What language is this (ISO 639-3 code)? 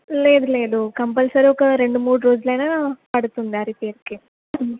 tel